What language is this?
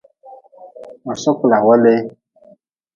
Nawdm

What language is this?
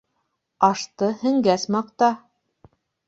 Bashkir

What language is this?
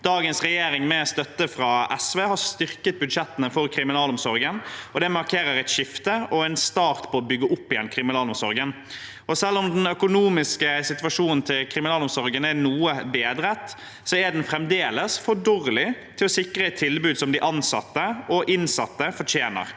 Norwegian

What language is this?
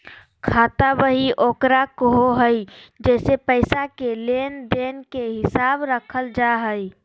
Magahi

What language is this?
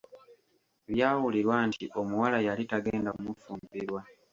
Ganda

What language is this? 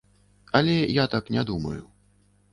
Belarusian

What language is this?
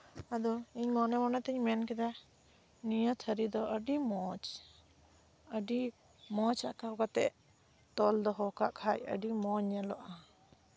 Santali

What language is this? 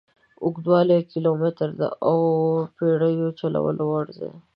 Pashto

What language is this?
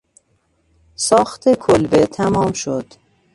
Persian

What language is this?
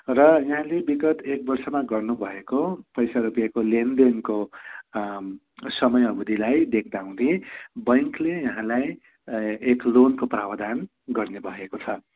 Nepali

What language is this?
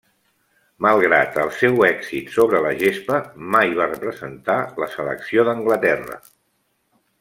Catalan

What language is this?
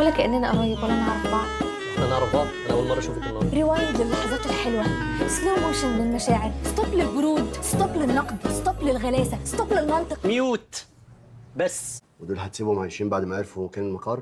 Arabic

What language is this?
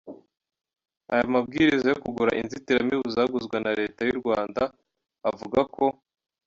Kinyarwanda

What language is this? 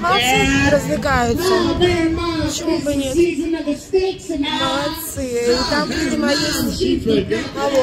Russian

